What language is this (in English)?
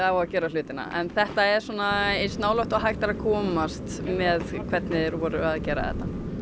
Icelandic